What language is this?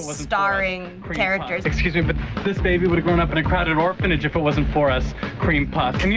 English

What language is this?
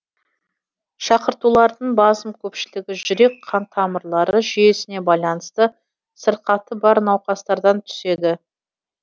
Kazakh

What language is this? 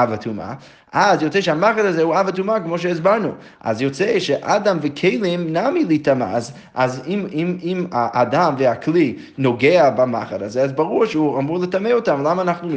Hebrew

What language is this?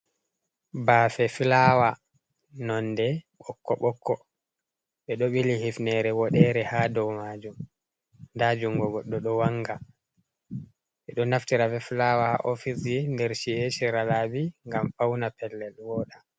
Fula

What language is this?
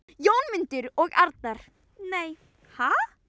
Icelandic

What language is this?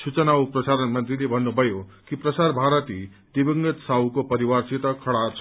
Nepali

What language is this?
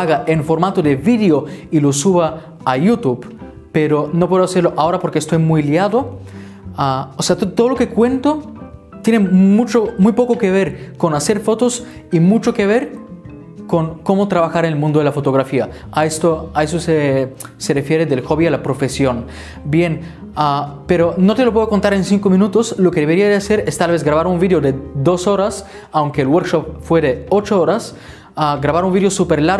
Spanish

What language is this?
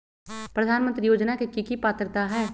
Magahi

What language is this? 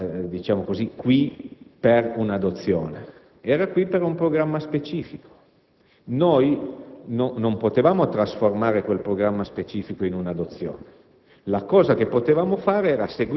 Italian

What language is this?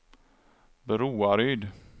Swedish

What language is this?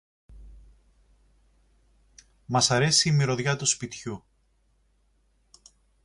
Greek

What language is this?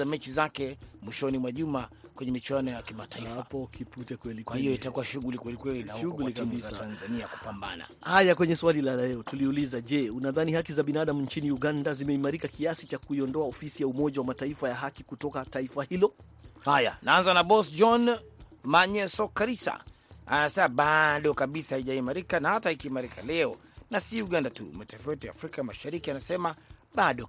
Swahili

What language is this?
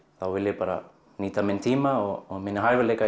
Icelandic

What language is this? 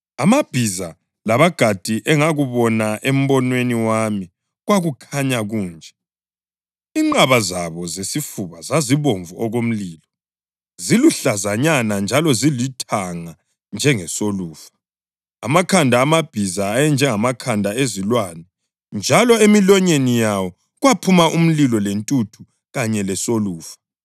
North Ndebele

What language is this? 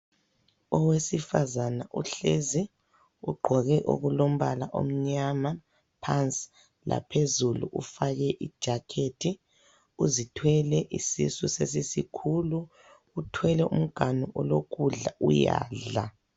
North Ndebele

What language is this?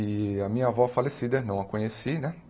Portuguese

